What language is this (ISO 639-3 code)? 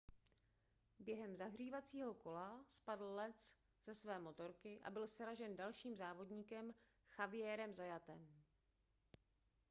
ces